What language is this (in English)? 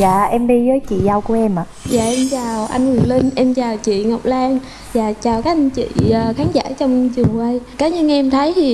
Vietnamese